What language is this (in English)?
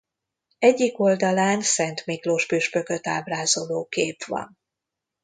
Hungarian